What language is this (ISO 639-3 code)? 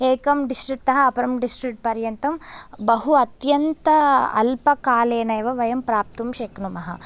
san